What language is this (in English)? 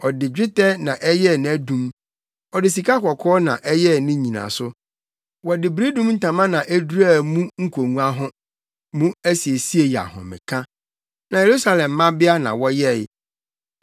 Akan